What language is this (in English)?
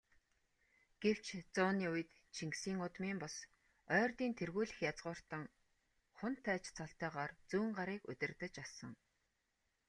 Mongolian